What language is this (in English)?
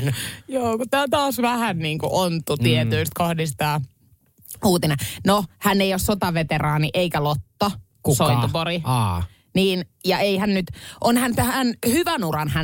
Finnish